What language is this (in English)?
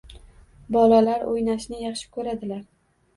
Uzbek